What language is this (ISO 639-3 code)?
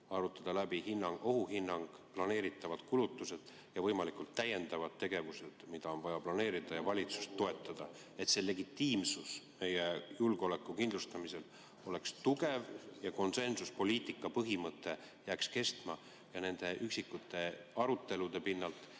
est